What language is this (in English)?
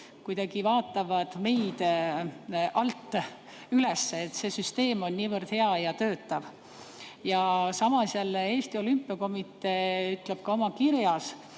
Estonian